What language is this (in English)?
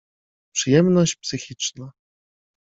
Polish